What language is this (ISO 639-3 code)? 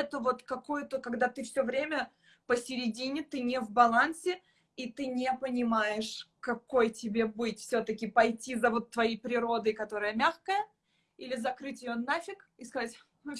rus